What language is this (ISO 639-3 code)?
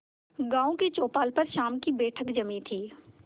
hin